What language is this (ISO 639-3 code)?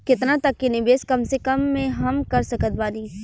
bho